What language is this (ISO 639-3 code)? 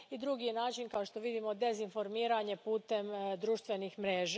hrv